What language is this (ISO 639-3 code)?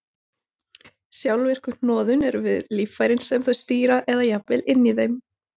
isl